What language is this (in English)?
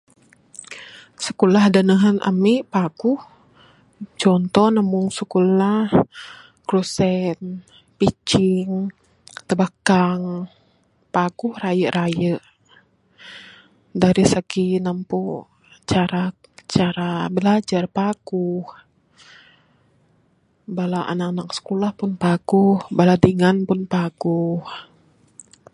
Bukar-Sadung Bidayuh